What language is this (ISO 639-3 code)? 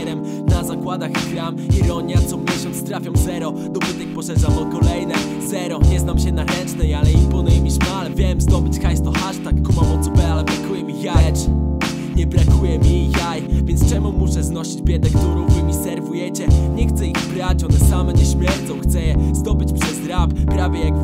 pol